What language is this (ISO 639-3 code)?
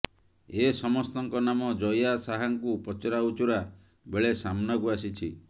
ori